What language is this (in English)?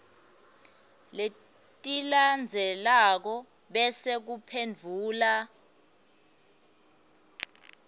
Swati